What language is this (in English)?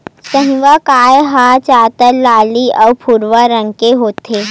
Chhattisgarhi